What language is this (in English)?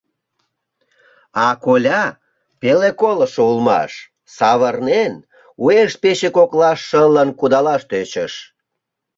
Mari